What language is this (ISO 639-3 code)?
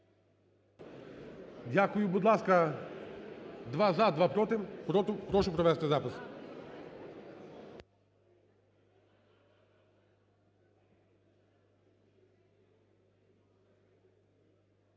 ukr